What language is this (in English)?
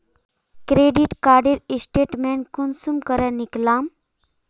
Magahi